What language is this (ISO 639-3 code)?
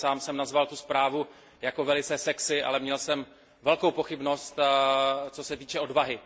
ces